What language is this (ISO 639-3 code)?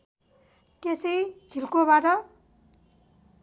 nep